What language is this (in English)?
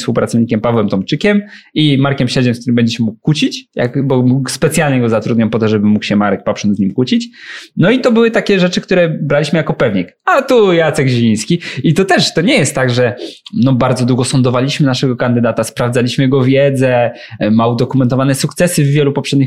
Polish